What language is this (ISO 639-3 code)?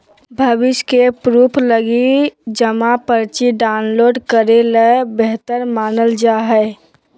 mag